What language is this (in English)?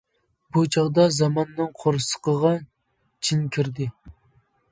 Uyghur